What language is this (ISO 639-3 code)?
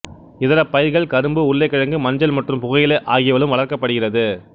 tam